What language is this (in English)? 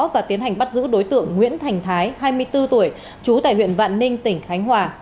Vietnamese